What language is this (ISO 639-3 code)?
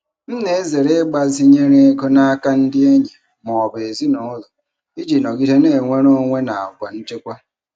ibo